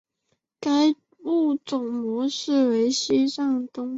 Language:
Chinese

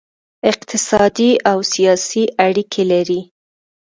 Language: Pashto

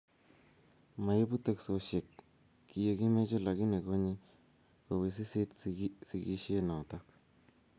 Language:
Kalenjin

